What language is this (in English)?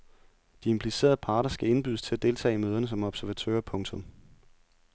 Danish